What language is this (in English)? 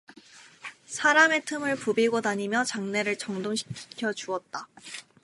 Korean